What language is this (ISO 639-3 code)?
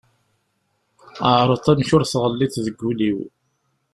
kab